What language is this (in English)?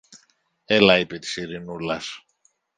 Greek